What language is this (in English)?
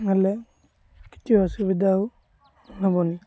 Odia